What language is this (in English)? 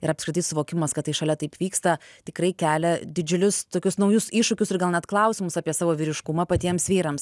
Lithuanian